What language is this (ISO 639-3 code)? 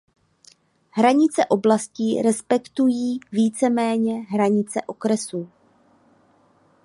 ces